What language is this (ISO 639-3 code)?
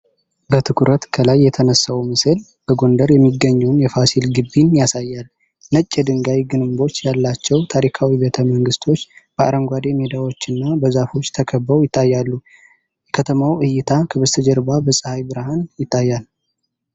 amh